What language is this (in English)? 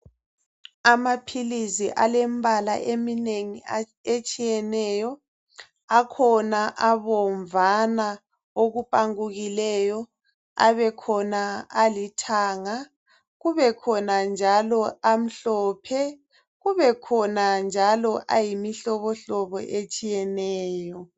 North Ndebele